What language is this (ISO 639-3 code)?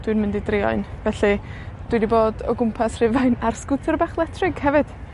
cym